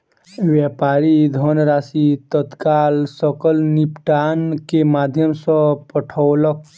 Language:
Maithili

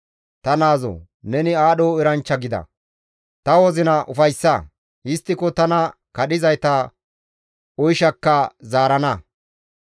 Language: Gamo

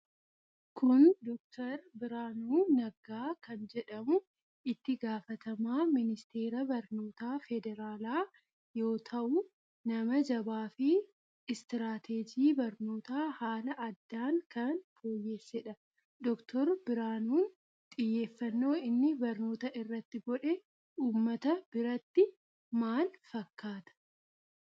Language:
Oromo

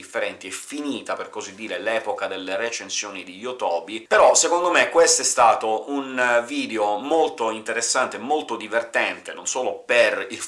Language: Italian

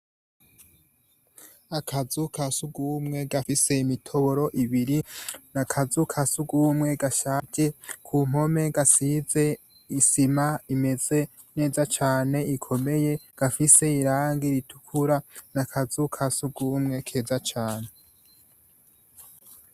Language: Rundi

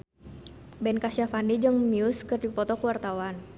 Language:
Sundanese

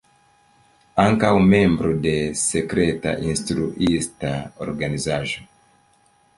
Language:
Esperanto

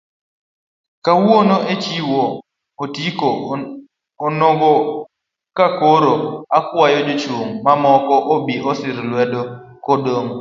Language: Luo (Kenya and Tanzania)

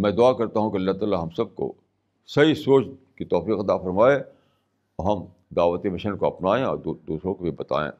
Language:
Urdu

